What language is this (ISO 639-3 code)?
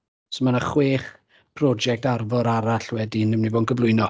cym